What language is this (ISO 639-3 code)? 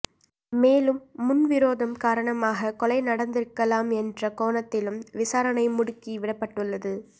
tam